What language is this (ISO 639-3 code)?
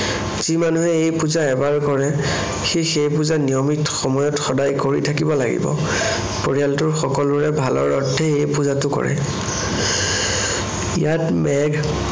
asm